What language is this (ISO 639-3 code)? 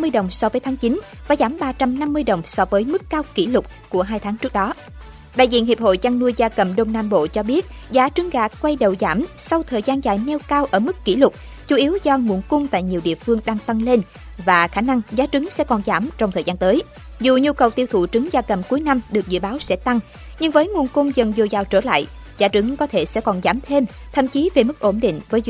vie